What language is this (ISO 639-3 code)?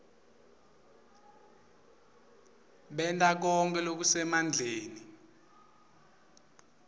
ssw